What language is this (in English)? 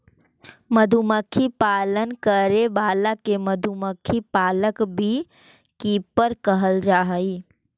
Magahi